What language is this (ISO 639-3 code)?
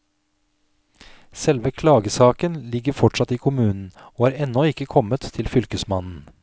nor